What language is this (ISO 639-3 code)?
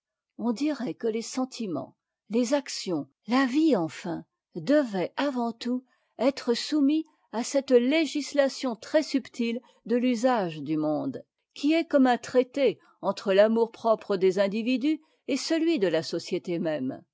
fra